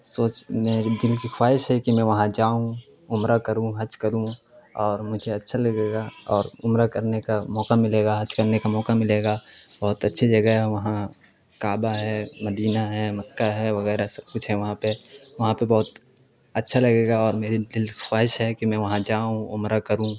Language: Urdu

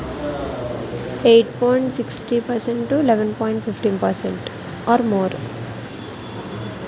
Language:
Telugu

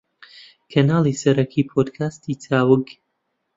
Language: Central Kurdish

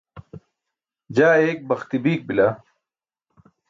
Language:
Burushaski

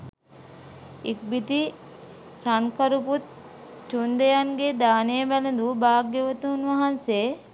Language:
Sinhala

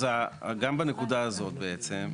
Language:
Hebrew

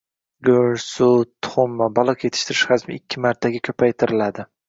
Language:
Uzbek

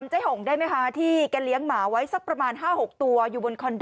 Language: Thai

